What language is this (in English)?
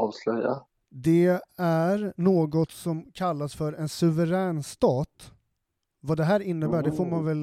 Swedish